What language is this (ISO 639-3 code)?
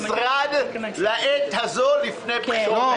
heb